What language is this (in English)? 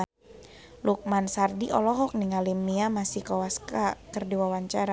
Sundanese